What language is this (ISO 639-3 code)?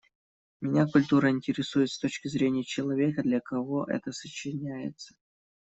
rus